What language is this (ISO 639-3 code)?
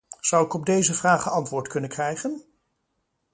nld